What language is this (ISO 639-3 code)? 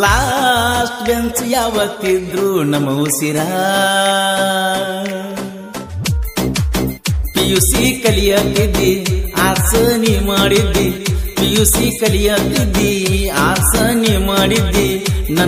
ron